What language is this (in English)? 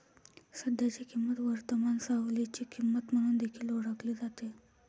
Marathi